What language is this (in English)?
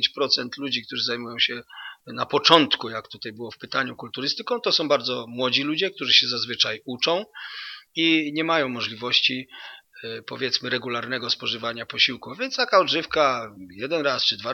Polish